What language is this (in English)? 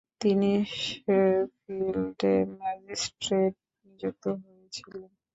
Bangla